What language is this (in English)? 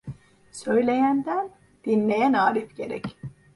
Turkish